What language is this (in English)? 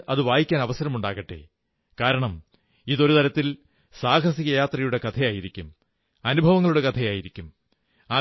Malayalam